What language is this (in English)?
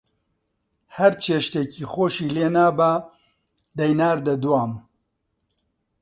Central Kurdish